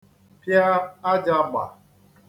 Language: Igbo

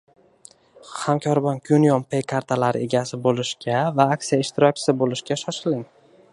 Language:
Uzbek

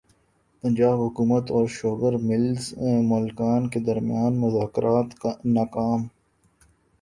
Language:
Urdu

